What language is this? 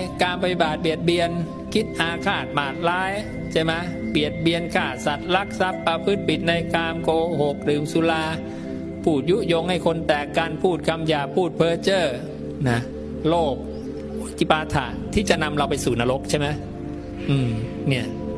Thai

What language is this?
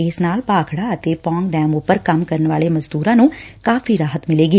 Punjabi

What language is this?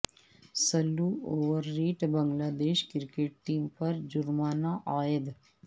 Urdu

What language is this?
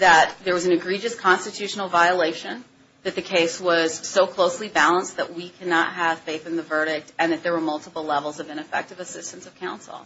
English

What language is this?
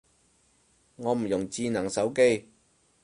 Cantonese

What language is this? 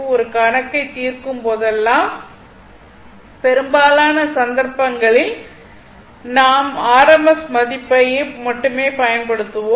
Tamil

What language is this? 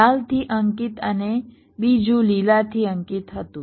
Gujarati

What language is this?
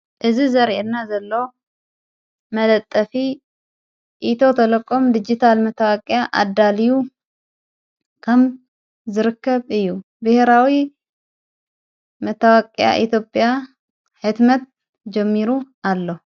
Tigrinya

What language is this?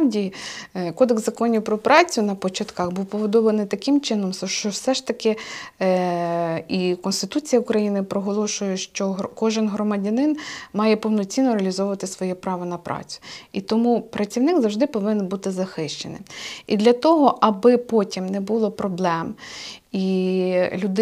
Ukrainian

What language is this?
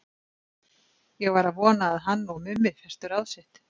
Icelandic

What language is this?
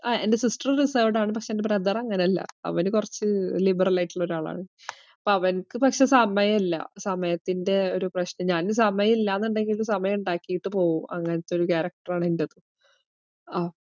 Malayalam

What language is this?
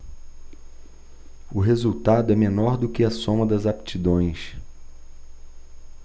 Portuguese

